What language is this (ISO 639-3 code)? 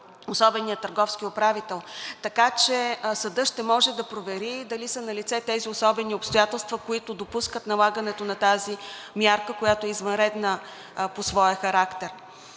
bul